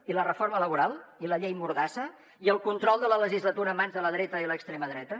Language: Catalan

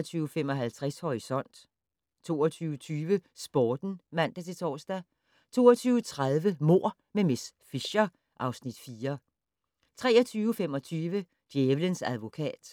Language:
Danish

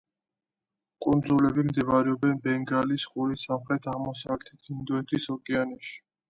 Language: Georgian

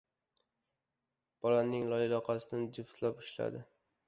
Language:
Uzbek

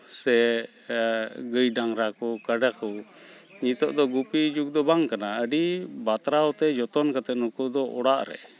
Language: Santali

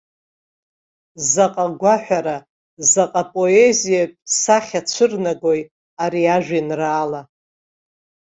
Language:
Abkhazian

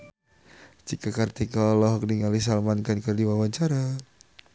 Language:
Sundanese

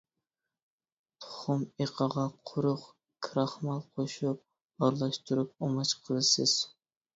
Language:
Uyghur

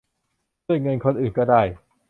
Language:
Thai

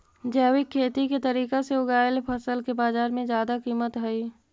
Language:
Magahi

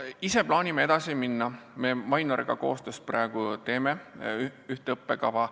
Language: Estonian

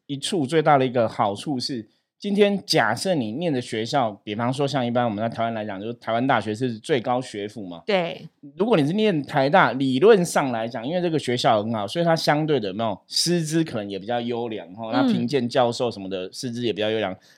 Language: Chinese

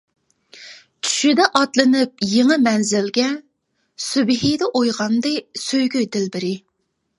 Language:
Uyghur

